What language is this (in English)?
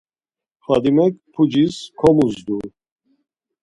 Laz